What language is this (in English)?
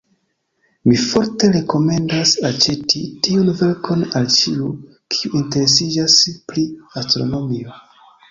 Esperanto